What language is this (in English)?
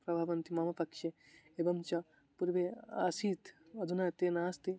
Sanskrit